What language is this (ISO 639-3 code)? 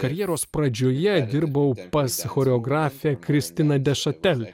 lit